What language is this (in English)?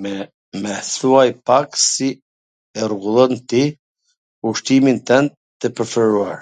Gheg Albanian